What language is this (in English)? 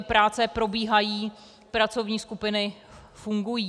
Czech